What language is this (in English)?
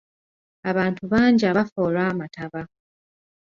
Ganda